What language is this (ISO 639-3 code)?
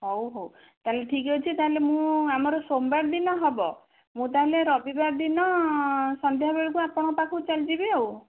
ori